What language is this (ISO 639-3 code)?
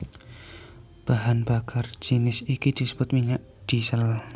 jav